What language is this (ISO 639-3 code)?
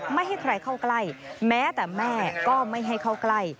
tha